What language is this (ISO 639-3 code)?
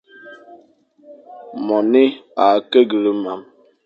fan